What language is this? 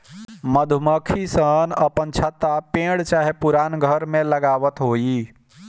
Bhojpuri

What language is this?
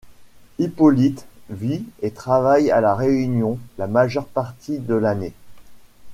French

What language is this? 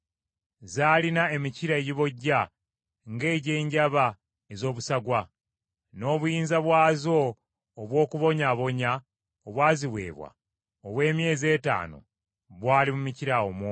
Ganda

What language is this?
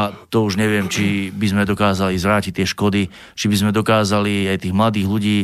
Slovak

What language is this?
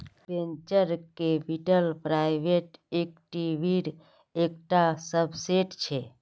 Magahi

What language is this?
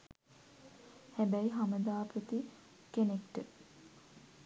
Sinhala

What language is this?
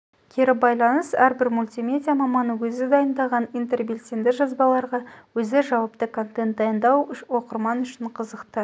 Kazakh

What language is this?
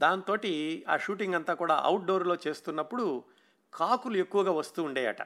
Telugu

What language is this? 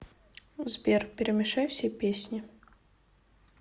Russian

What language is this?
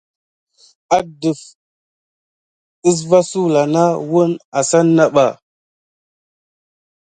Gidar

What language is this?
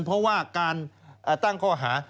Thai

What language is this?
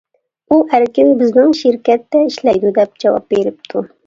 Uyghur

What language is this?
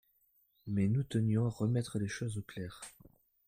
French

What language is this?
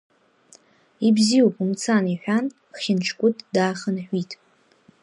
Abkhazian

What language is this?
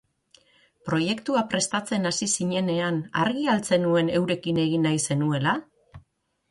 Basque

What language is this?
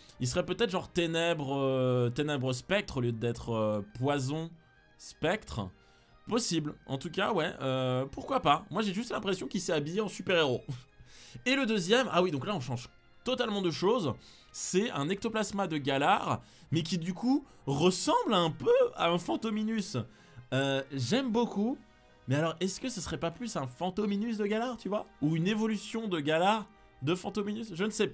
French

